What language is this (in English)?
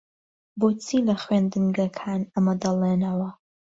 Central Kurdish